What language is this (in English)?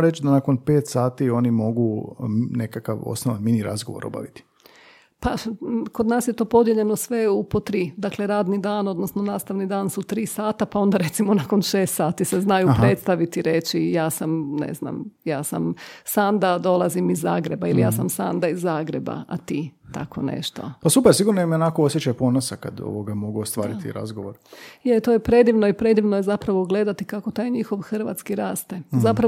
Croatian